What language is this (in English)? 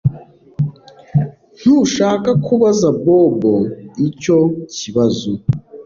Kinyarwanda